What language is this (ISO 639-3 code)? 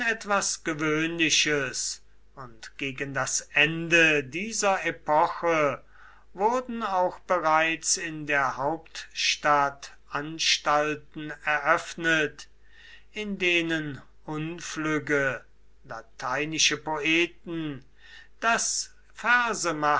deu